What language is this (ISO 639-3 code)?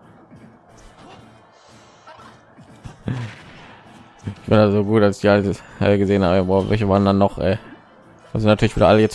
deu